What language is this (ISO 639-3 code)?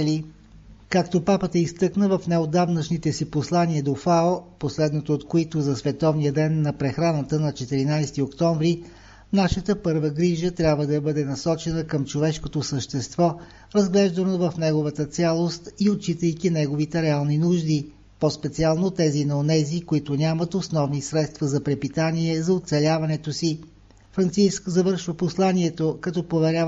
bul